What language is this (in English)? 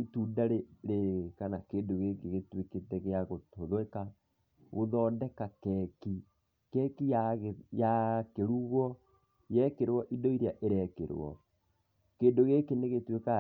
Kikuyu